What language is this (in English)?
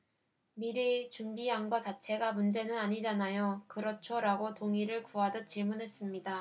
Korean